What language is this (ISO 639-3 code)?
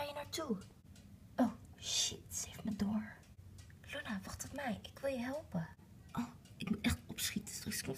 nld